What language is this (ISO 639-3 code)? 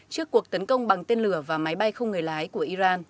vie